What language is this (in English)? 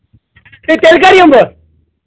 Kashmiri